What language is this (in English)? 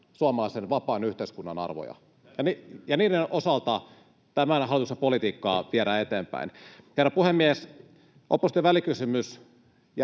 Finnish